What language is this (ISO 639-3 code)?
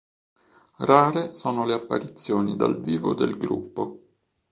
ita